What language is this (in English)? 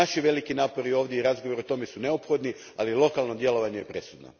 Croatian